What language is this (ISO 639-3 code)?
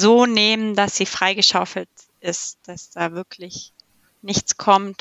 deu